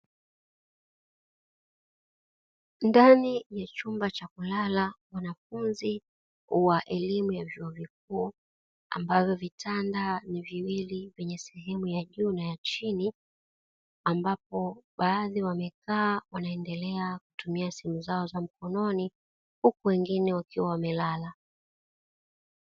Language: Swahili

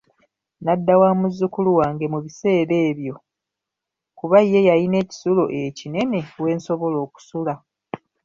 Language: Ganda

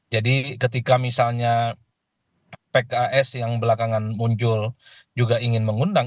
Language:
Indonesian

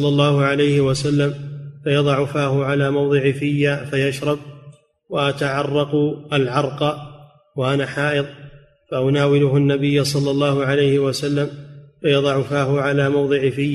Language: Arabic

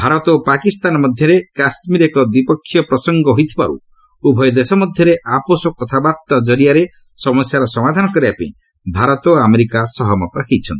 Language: Odia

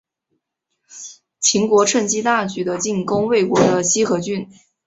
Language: Chinese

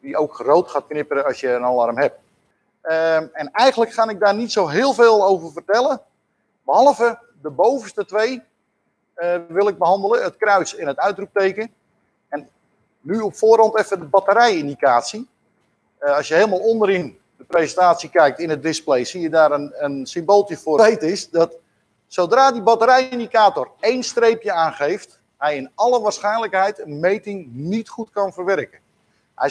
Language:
Dutch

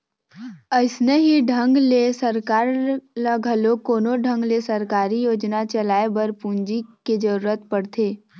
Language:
Chhattisgarhi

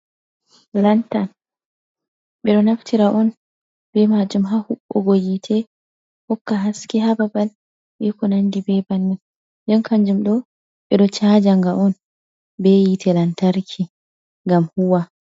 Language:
Fula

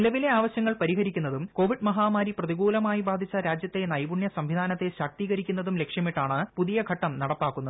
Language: Malayalam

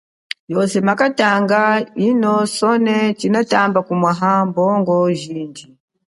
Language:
Chokwe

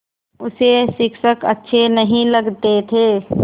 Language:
Hindi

